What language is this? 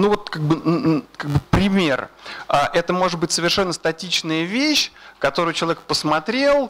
Russian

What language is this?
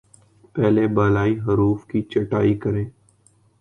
Urdu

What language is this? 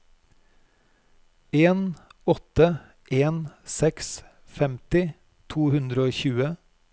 Norwegian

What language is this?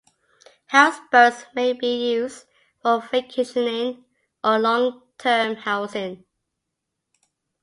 English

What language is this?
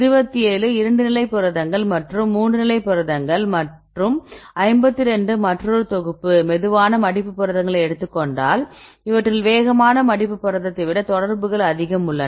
Tamil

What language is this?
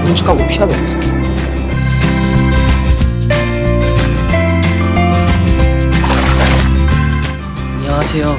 Korean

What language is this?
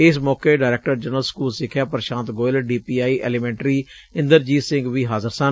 Punjabi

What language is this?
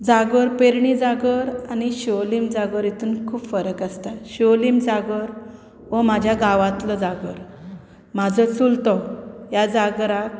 Konkani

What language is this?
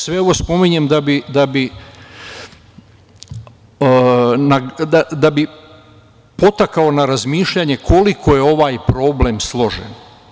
Serbian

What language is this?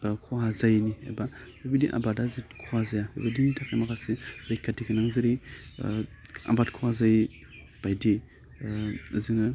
Bodo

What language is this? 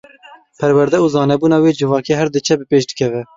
Kurdish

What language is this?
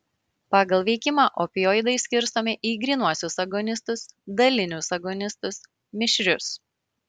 Lithuanian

